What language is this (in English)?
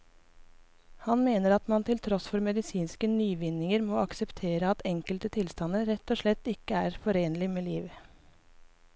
Norwegian